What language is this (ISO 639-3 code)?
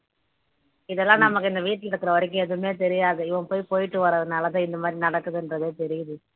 tam